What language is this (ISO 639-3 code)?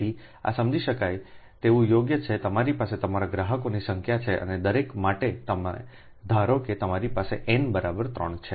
guj